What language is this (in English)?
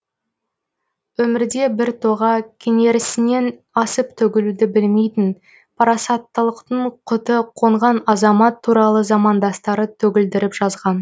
Kazakh